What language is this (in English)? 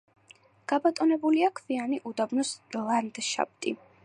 Georgian